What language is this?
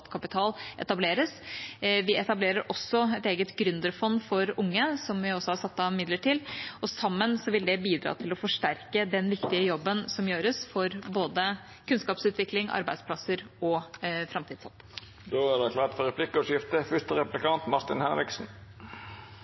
Norwegian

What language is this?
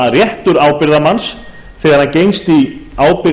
Icelandic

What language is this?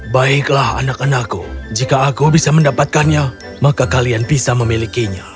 Indonesian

